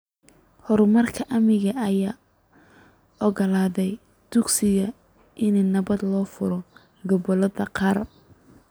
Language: Somali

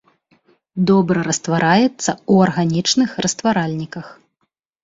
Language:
Belarusian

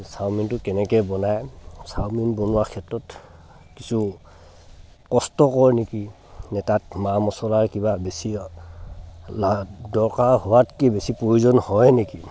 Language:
Assamese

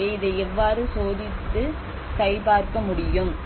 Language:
Tamil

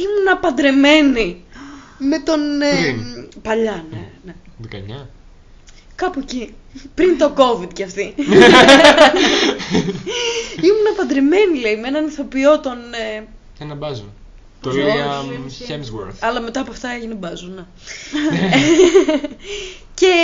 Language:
Greek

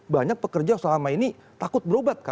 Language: Indonesian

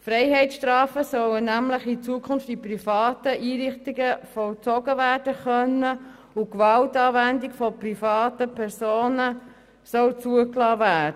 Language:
Swiss German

